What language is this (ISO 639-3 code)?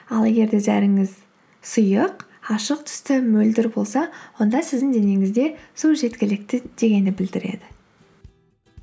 kaz